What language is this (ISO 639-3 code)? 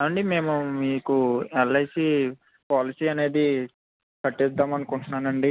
tel